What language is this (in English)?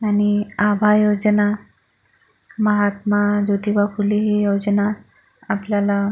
Marathi